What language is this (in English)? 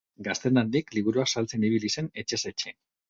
Basque